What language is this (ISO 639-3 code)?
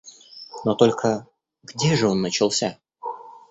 rus